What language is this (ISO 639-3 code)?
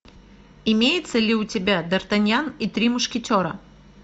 rus